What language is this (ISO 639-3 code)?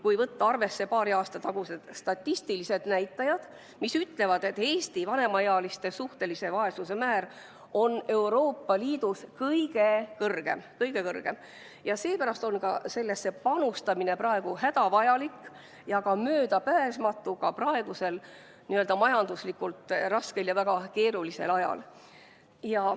est